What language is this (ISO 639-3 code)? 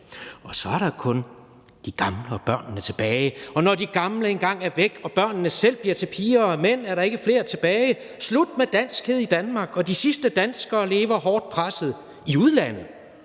dan